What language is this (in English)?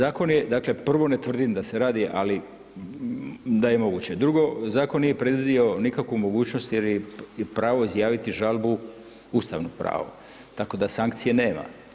Croatian